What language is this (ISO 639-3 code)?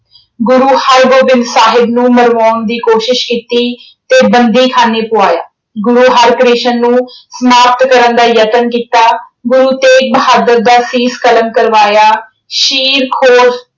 pan